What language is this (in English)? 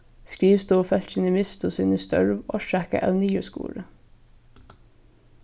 Faroese